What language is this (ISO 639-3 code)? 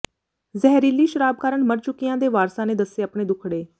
pan